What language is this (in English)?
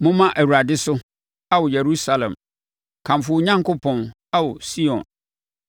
Akan